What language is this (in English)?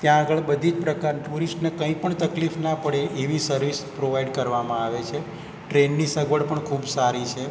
Gujarati